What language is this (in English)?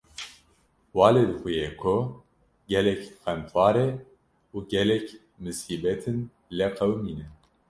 Kurdish